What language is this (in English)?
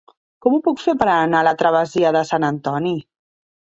Catalan